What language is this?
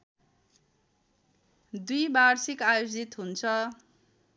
Nepali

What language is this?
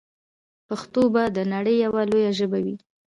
Pashto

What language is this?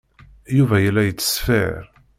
Kabyle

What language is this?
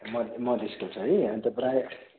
Nepali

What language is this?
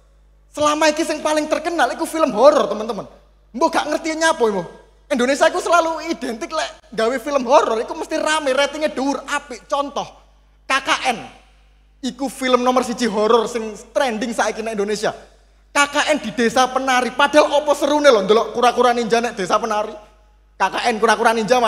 Indonesian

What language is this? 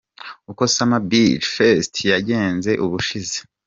Kinyarwanda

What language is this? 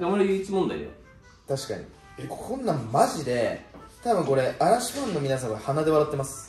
Japanese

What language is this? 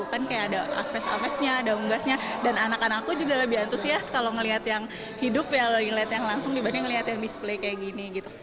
Indonesian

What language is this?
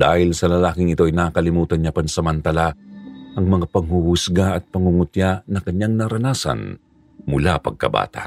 Filipino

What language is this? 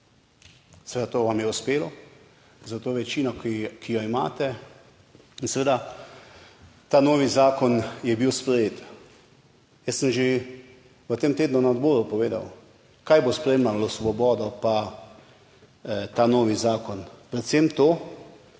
Slovenian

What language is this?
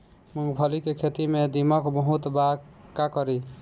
Bhojpuri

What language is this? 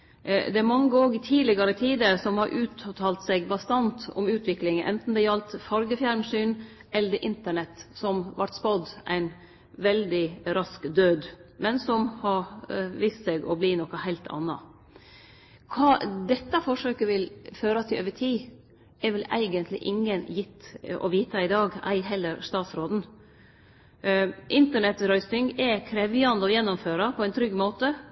Norwegian Nynorsk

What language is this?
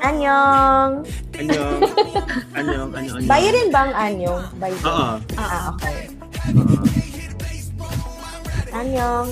Filipino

